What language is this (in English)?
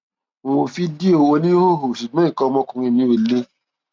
Yoruba